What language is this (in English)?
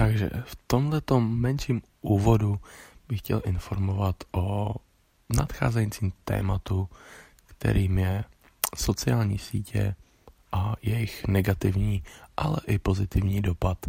Czech